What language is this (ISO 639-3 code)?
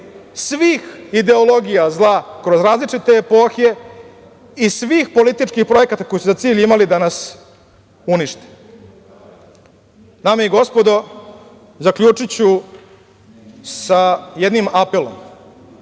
srp